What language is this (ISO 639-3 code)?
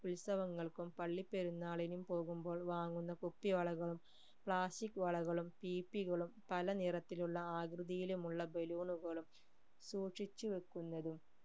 mal